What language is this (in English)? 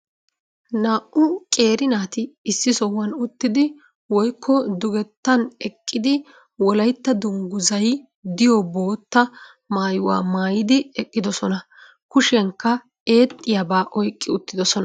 Wolaytta